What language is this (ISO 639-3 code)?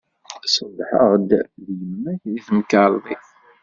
kab